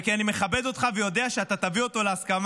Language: Hebrew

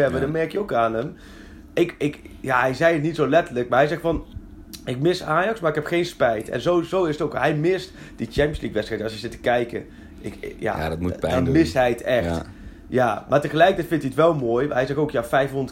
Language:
Dutch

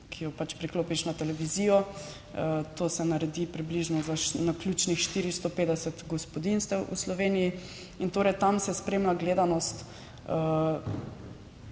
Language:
Slovenian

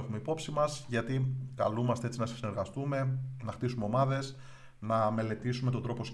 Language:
Greek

